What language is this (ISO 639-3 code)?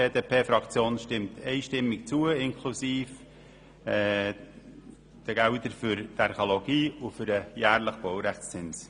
gsw